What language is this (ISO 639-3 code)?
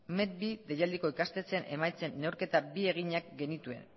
eus